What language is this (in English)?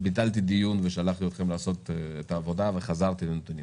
Hebrew